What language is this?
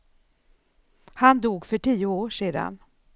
Swedish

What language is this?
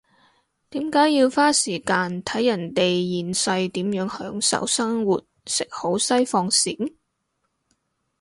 Cantonese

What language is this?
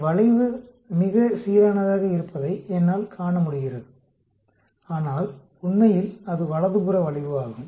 Tamil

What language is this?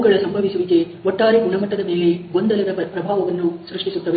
Kannada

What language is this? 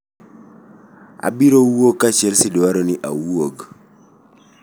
Luo (Kenya and Tanzania)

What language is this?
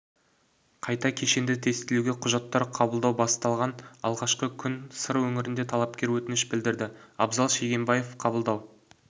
Kazakh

